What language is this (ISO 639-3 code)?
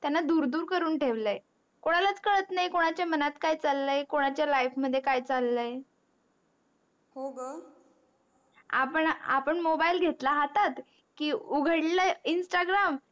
mar